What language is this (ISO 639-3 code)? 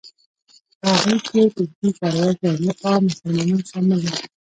pus